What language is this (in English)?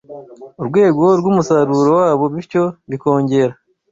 Kinyarwanda